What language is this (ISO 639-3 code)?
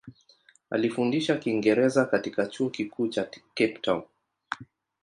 swa